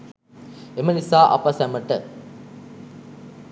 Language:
Sinhala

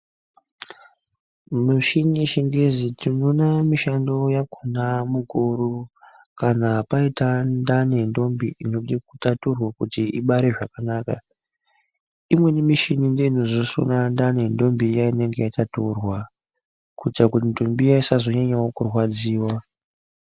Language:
Ndau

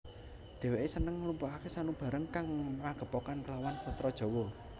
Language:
Javanese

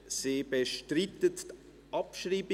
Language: Swiss German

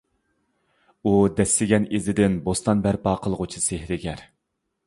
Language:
Uyghur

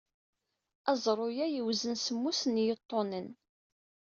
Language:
Kabyle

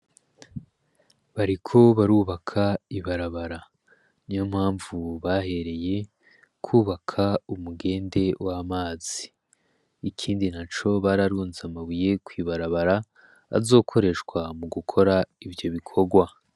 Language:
Rundi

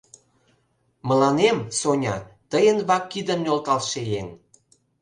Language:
Mari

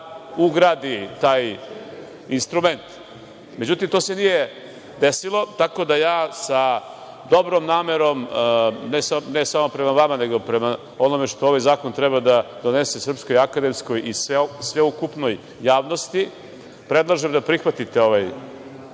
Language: Serbian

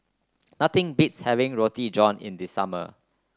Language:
English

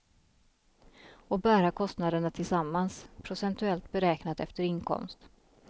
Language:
Swedish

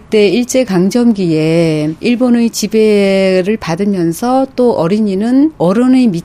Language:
Korean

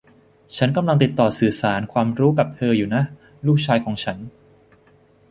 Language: Thai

